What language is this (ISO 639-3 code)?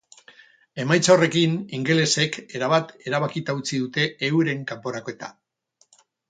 eus